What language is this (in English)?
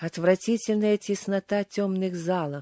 Russian